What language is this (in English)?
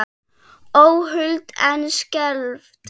Icelandic